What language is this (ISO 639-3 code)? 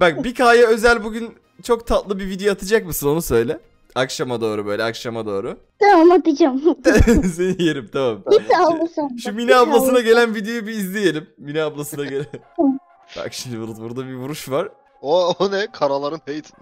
tur